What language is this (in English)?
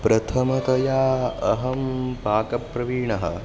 Sanskrit